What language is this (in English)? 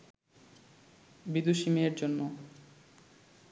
Bangla